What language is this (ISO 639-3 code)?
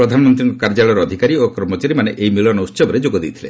ori